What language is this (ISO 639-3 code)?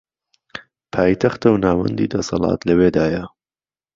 ckb